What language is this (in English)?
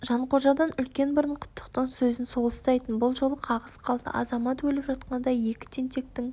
Kazakh